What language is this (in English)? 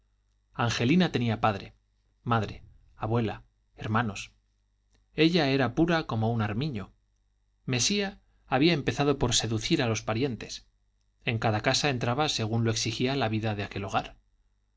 Spanish